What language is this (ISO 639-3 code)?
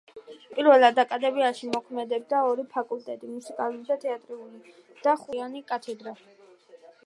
kat